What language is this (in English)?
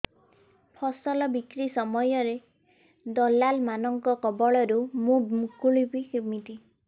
Odia